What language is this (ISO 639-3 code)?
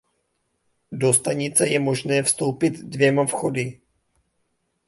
ces